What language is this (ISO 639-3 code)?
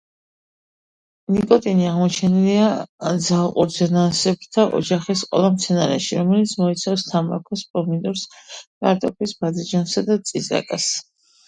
kat